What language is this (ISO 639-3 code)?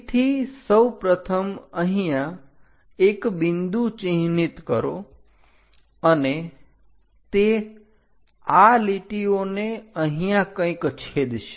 guj